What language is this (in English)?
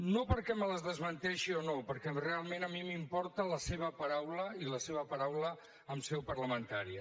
Catalan